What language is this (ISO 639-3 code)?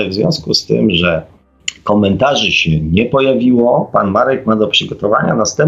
pol